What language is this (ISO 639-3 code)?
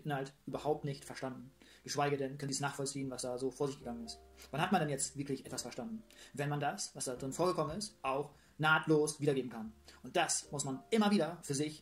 deu